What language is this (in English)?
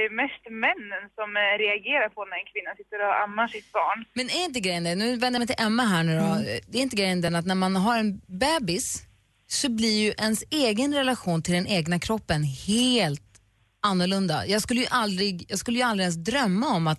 Swedish